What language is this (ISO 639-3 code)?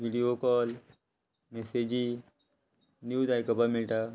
kok